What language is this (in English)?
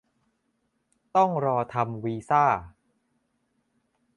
Thai